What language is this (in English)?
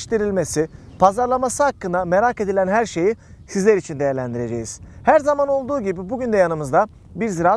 Turkish